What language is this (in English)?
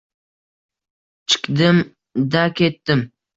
Uzbek